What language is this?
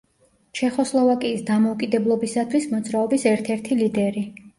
Georgian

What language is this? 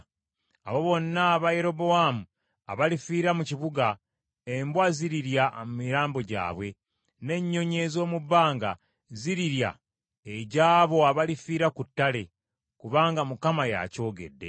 Ganda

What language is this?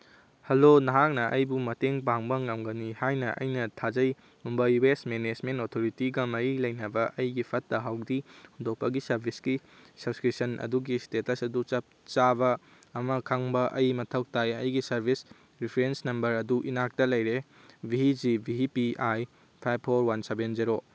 Manipuri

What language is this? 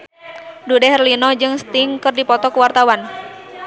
Sundanese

